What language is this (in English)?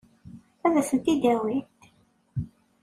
Kabyle